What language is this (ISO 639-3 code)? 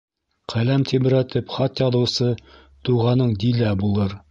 bak